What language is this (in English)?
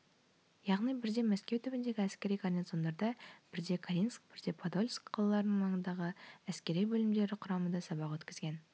Kazakh